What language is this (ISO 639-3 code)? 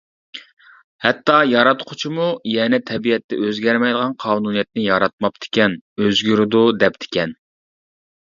uig